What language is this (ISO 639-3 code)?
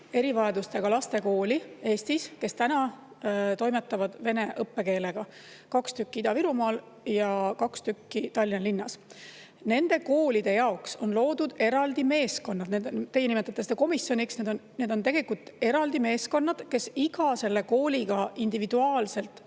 est